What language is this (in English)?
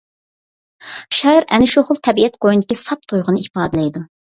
Uyghur